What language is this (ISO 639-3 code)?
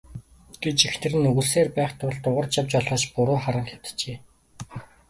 mon